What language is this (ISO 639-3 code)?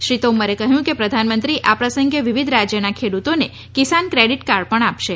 guj